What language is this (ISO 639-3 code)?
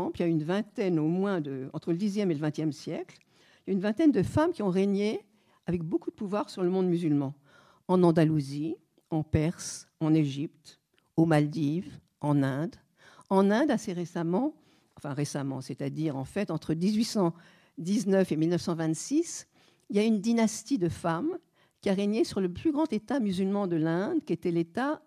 fra